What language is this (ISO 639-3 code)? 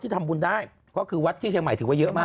tha